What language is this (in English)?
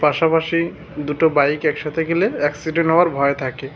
Bangla